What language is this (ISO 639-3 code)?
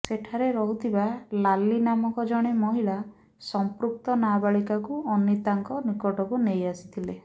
ori